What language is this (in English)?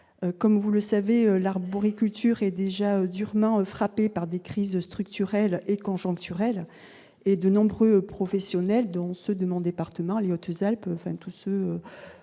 French